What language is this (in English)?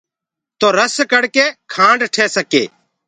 Gurgula